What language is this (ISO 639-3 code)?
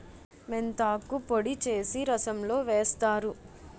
tel